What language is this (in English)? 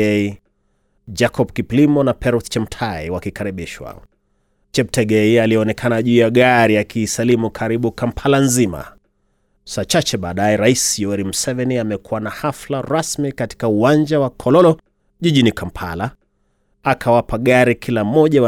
Swahili